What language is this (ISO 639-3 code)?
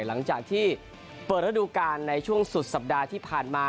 tha